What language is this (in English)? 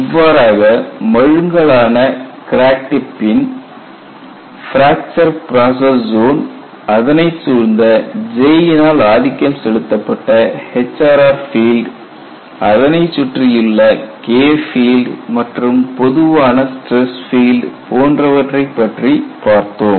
Tamil